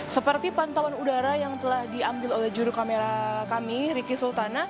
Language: Indonesian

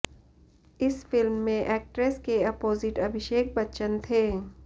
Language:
Hindi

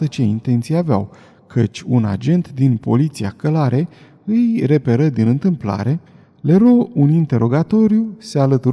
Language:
Romanian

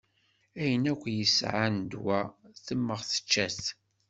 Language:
Kabyle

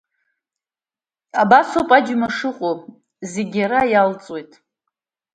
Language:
Abkhazian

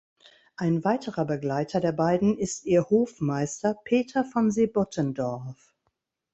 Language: German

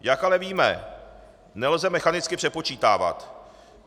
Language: Czech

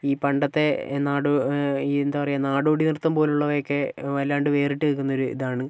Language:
Malayalam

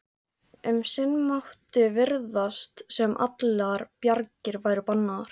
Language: Icelandic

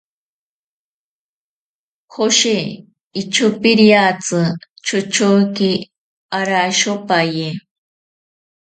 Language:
Ashéninka Perené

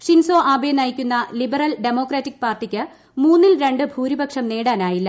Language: Malayalam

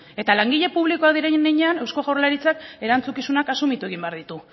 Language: Basque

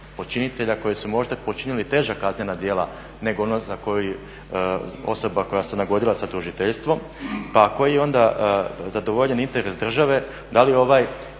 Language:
Croatian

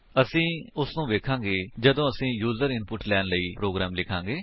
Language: Punjabi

